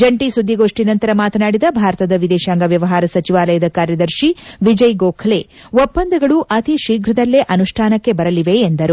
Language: Kannada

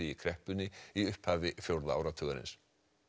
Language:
Icelandic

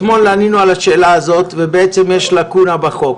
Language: Hebrew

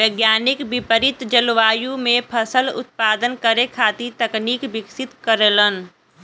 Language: Bhojpuri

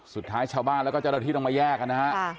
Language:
Thai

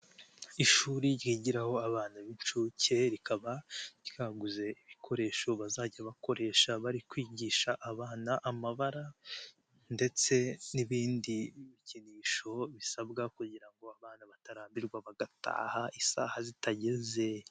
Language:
Kinyarwanda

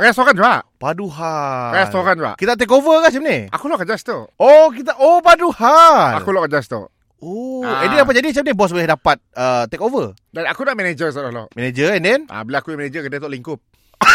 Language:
Malay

